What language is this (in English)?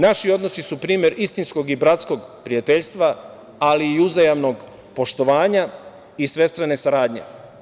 Serbian